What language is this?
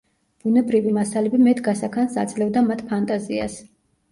Georgian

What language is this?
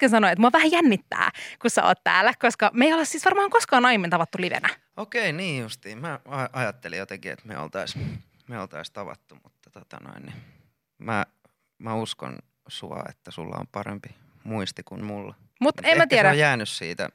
Finnish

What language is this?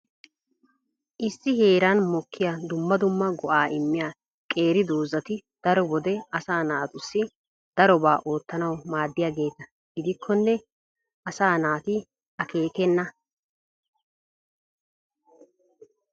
Wolaytta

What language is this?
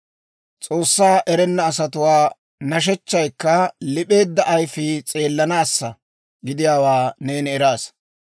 Dawro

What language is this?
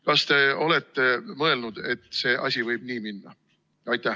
Estonian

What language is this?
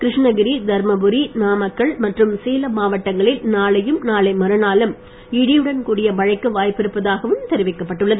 Tamil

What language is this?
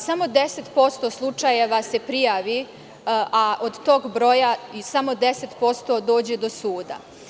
Serbian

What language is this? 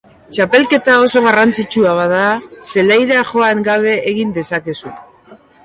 Basque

